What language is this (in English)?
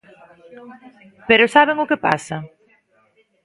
Galician